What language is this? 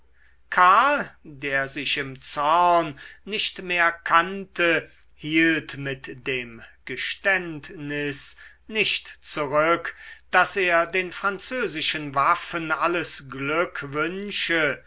German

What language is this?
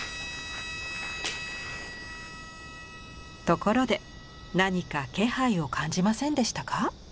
Japanese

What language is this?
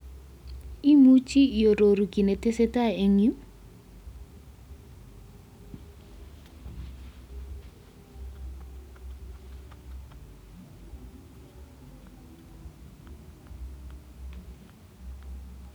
Kalenjin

